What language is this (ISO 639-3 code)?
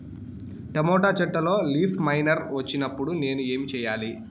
tel